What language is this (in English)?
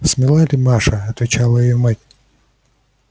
Russian